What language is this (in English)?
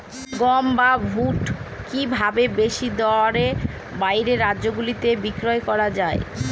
Bangla